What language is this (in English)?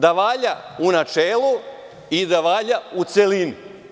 Serbian